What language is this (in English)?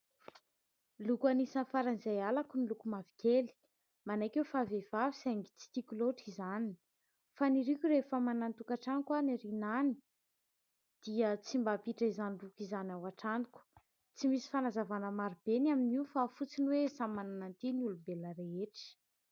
Malagasy